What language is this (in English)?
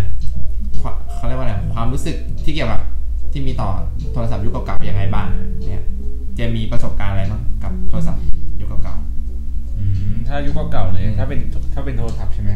Thai